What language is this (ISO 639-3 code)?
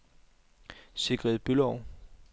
dan